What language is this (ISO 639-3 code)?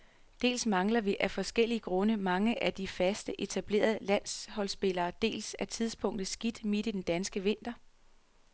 dan